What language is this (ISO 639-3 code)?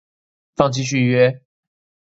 zho